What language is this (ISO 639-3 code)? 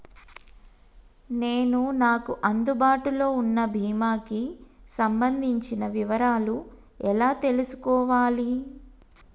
tel